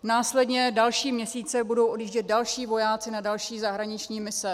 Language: Czech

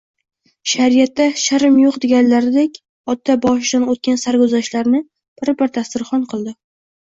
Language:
Uzbek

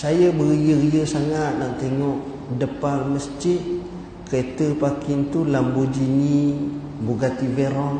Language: Malay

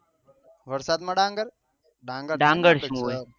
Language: Gujarati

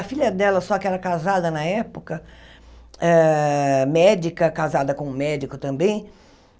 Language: Portuguese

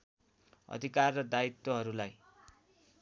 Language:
Nepali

